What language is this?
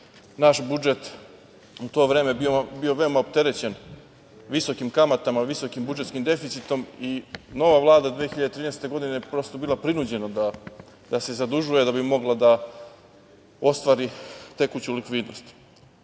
Serbian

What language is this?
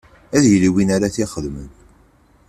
Kabyle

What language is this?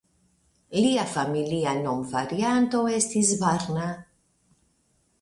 Esperanto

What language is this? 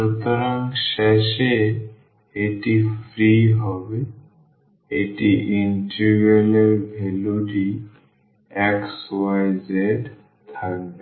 Bangla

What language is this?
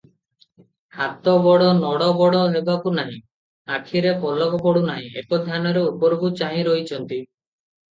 Odia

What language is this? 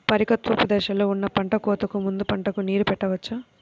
Telugu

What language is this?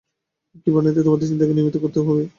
Bangla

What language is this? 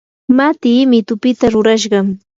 Yanahuanca Pasco Quechua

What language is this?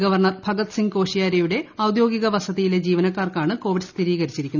Malayalam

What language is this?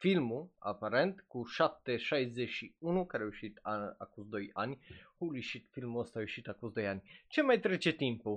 Romanian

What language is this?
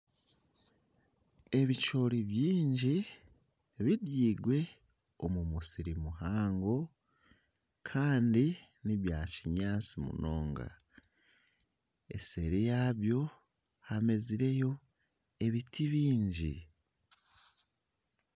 Nyankole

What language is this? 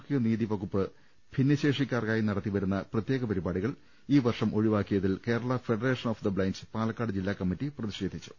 Malayalam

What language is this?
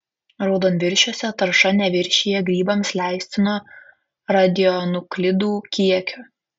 Lithuanian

